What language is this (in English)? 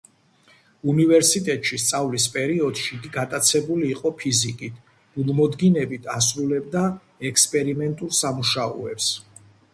Georgian